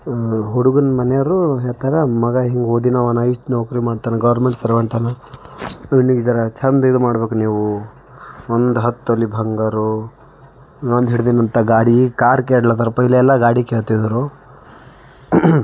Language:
Kannada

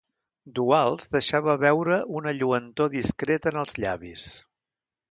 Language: Catalan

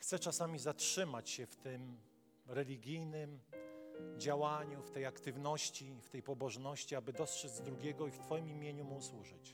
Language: Polish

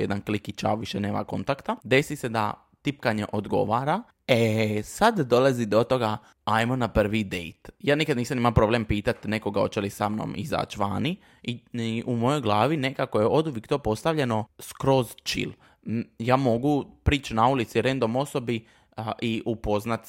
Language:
Croatian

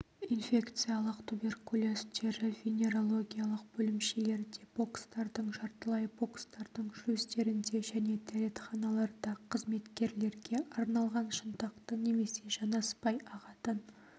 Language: Kazakh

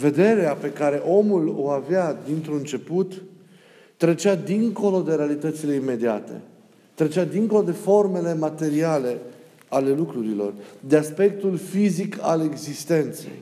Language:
Romanian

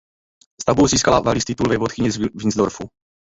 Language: Czech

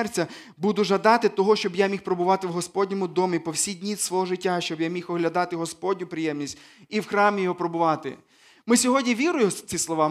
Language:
Ukrainian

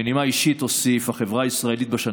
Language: Hebrew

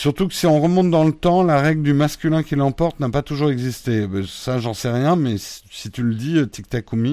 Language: French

